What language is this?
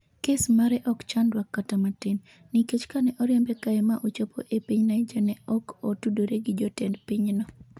Luo (Kenya and Tanzania)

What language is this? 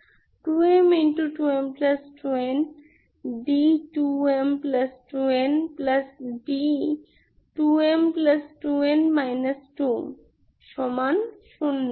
Bangla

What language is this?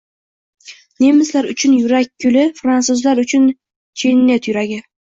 Uzbek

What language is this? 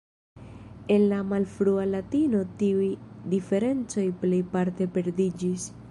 Esperanto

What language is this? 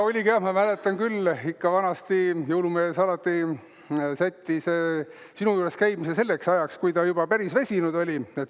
Estonian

